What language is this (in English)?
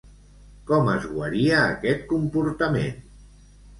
Catalan